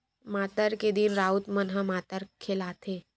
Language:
Chhattisgarhi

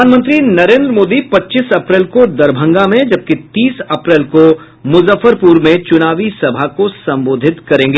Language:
Hindi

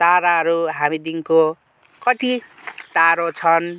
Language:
Nepali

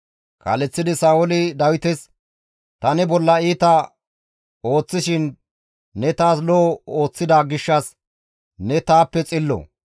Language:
Gamo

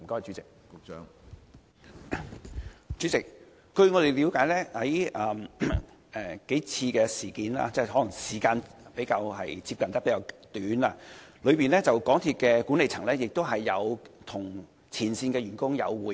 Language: Cantonese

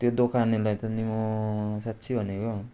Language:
Nepali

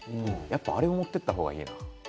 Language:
Japanese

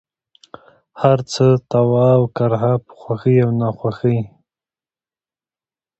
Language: Pashto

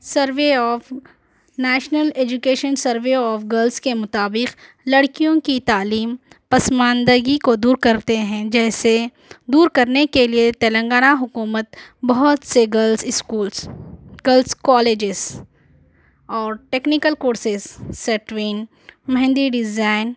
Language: Urdu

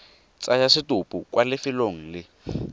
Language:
Tswana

